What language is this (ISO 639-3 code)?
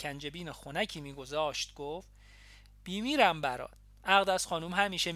fas